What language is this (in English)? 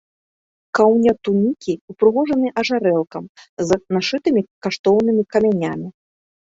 Belarusian